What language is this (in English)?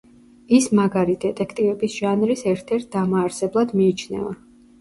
Georgian